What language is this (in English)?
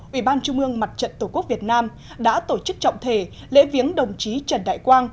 Vietnamese